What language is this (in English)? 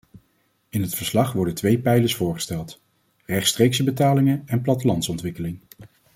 Dutch